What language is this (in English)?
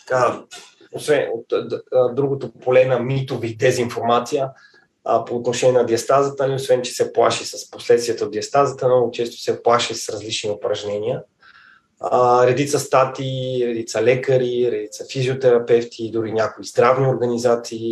Bulgarian